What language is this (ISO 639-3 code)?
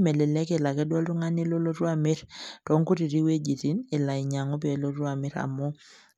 mas